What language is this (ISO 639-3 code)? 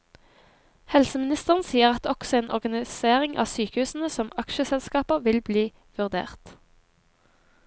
nor